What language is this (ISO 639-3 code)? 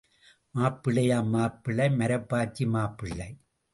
tam